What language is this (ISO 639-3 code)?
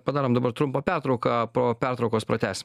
lit